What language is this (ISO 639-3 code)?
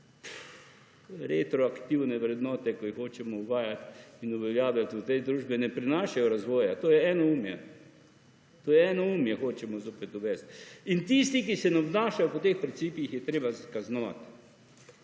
slv